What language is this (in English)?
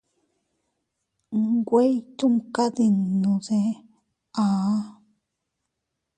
Teutila Cuicatec